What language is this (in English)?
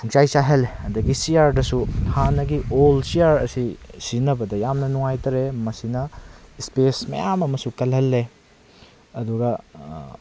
Manipuri